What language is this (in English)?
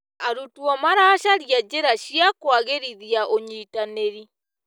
Kikuyu